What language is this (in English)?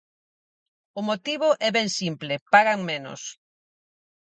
Galician